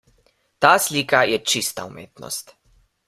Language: Slovenian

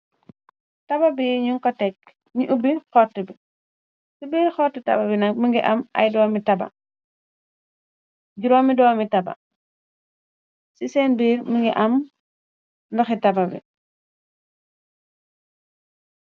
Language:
Wolof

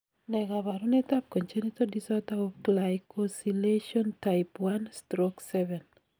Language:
Kalenjin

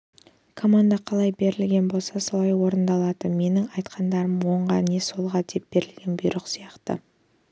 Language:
Kazakh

